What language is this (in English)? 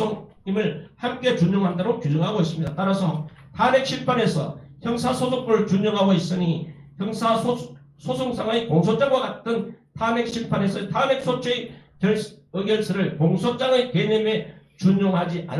Korean